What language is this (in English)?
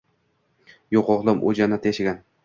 Uzbek